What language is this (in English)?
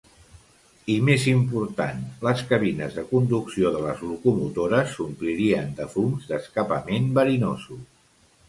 Catalan